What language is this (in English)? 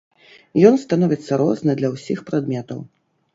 Belarusian